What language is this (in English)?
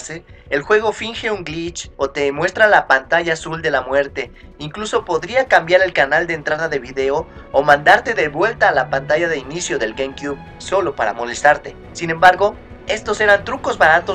Spanish